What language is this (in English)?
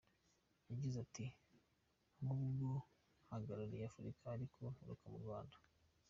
Kinyarwanda